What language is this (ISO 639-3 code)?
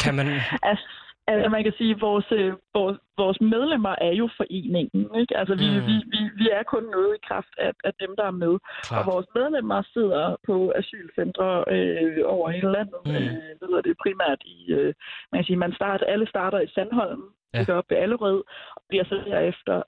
dan